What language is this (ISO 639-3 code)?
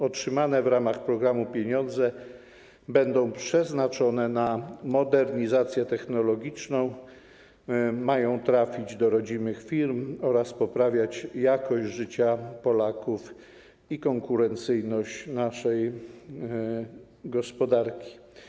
pol